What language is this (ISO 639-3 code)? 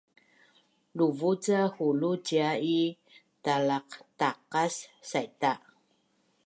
bnn